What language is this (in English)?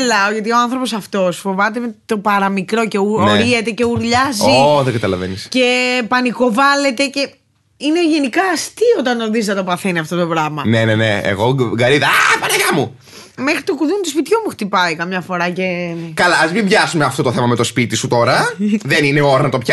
Greek